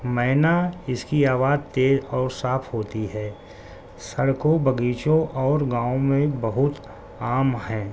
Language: Urdu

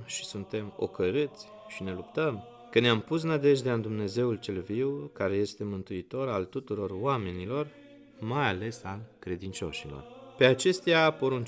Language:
Romanian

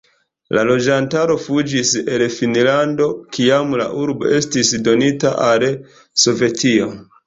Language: Esperanto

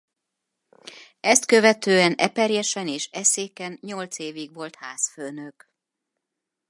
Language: Hungarian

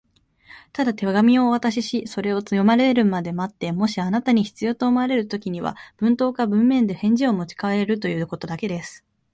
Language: Japanese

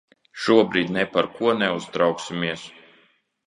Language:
Latvian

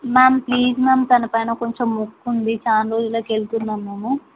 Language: Telugu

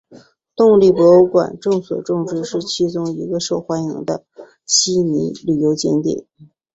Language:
Chinese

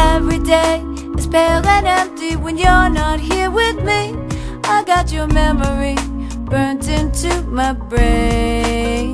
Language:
English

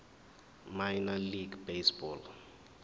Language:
Zulu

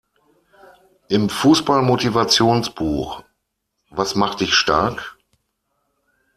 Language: German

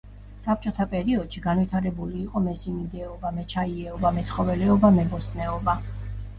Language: Georgian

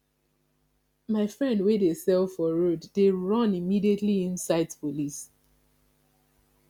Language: Nigerian Pidgin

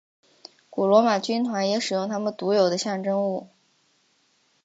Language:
Chinese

